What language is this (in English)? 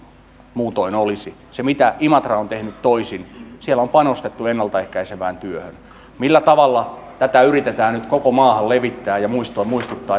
Finnish